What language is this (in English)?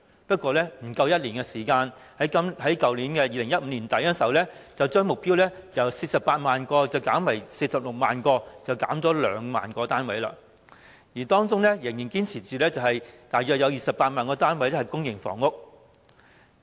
Cantonese